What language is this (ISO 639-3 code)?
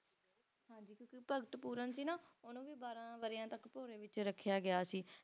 pan